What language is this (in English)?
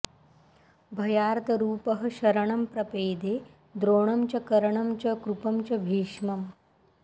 Sanskrit